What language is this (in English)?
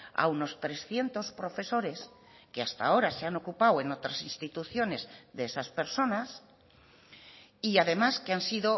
Spanish